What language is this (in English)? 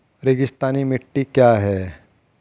Hindi